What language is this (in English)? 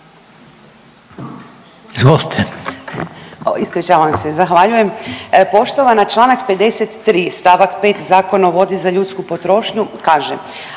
Croatian